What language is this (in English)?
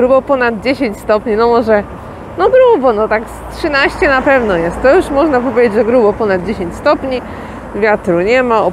Polish